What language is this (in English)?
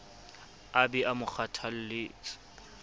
Southern Sotho